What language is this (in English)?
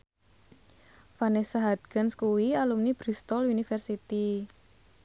Javanese